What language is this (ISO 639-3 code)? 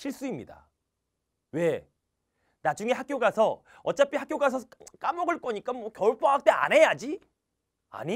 kor